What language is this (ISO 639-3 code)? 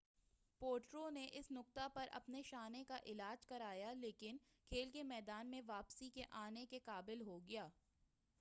urd